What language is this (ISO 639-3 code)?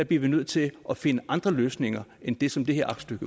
dan